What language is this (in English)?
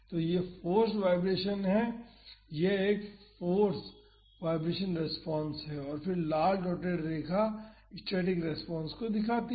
Hindi